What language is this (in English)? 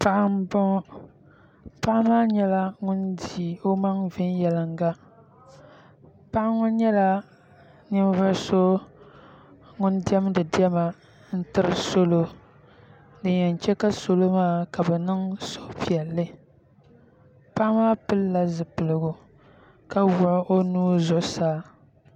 Dagbani